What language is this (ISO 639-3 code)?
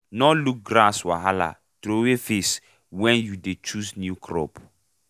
pcm